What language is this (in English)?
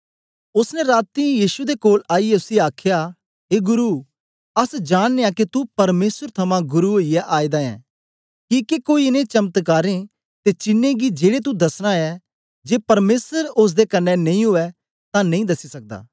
Dogri